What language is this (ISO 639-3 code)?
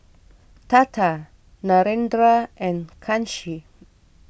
eng